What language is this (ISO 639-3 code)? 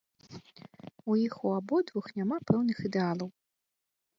bel